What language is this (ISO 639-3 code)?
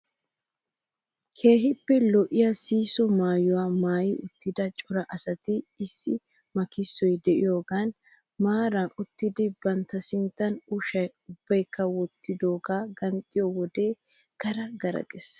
wal